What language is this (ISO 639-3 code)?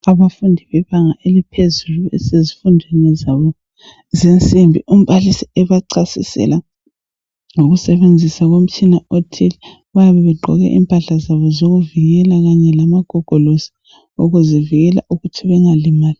nde